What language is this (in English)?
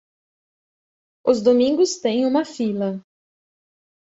Portuguese